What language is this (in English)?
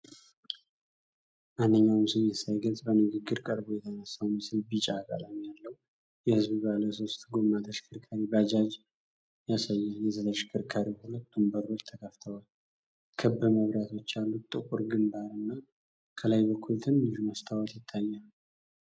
Amharic